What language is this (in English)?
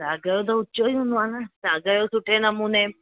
Sindhi